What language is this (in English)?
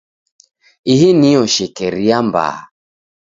Taita